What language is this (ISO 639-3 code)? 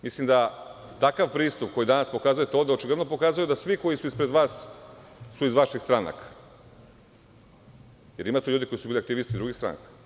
srp